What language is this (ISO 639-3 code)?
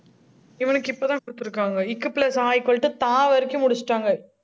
tam